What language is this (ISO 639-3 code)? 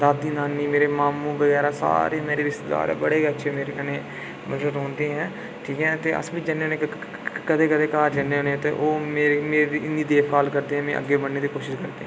doi